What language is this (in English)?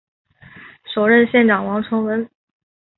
Chinese